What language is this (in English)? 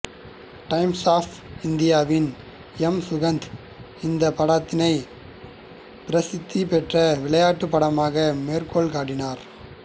Tamil